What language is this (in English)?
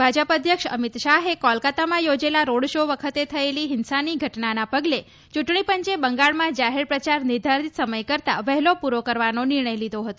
Gujarati